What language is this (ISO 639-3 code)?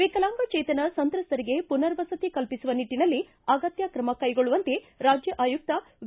kan